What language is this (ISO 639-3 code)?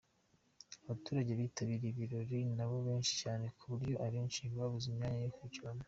kin